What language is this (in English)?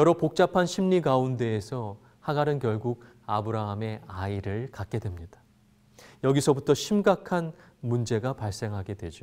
Korean